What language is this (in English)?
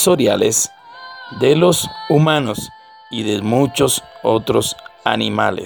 Spanish